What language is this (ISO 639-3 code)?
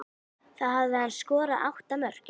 isl